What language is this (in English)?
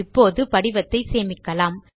Tamil